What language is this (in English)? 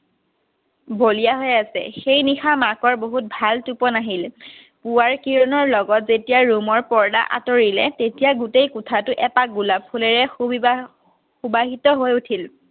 Assamese